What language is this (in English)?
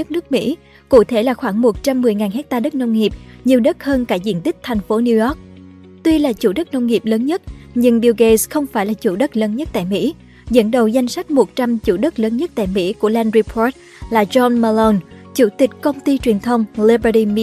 Vietnamese